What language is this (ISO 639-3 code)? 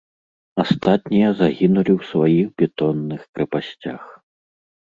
bel